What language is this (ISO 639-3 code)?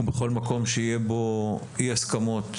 heb